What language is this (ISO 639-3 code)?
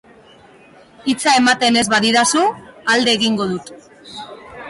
eus